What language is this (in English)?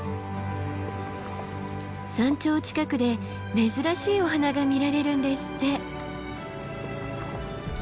Japanese